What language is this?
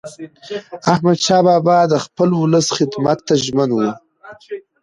Pashto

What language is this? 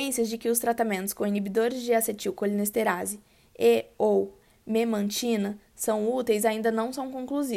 Portuguese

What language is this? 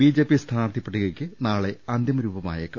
Malayalam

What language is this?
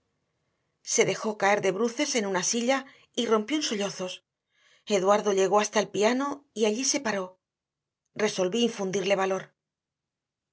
Spanish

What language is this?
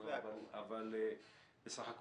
Hebrew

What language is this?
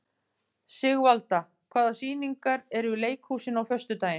Icelandic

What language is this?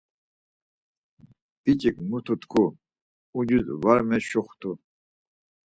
Laz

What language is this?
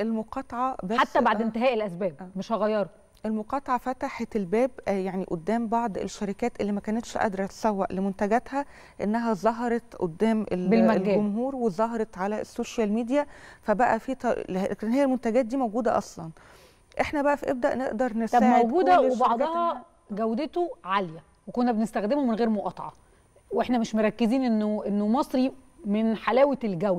Arabic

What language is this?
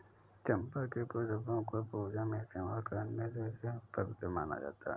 Hindi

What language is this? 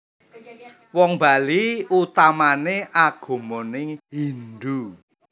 Javanese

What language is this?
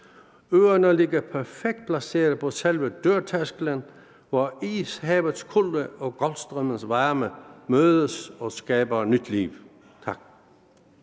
Danish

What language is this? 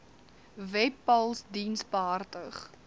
Afrikaans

